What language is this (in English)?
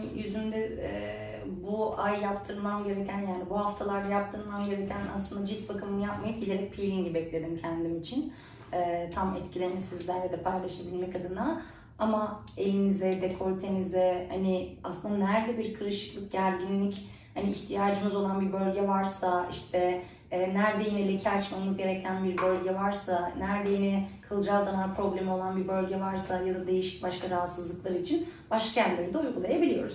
Turkish